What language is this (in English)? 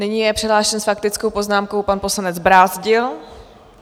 Czech